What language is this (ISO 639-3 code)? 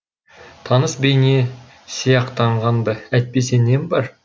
kaz